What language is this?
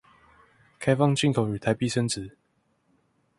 Chinese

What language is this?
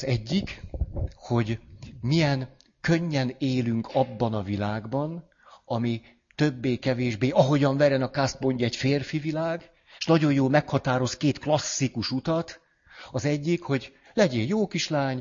Hungarian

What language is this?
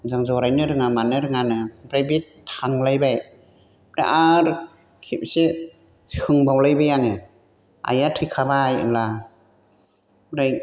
Bodo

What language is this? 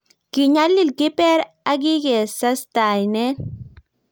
Kalenjin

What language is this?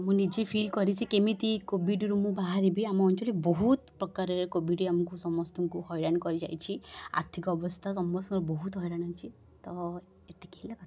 Odia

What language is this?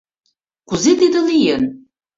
Mari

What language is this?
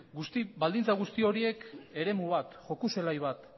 Basque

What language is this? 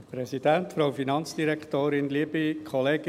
Swiss German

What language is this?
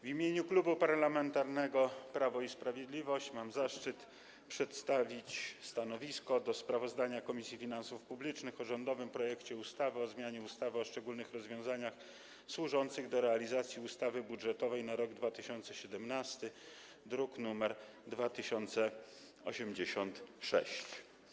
Polish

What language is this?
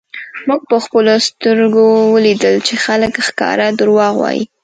Pashto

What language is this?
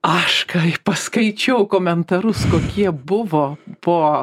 Lithuanian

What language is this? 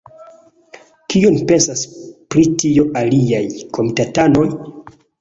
Esperanto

